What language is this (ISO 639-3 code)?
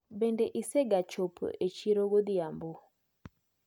luo